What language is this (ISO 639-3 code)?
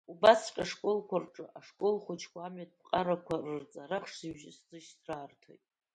abk